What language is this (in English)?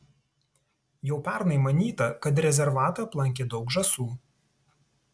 Lithuanian